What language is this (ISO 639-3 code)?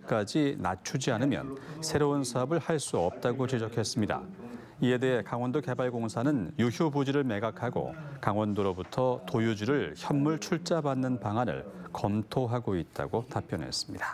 kor